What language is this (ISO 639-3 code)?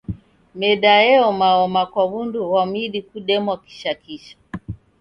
dav